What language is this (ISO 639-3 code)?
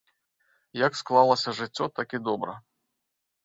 bel